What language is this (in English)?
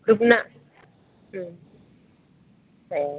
Bodo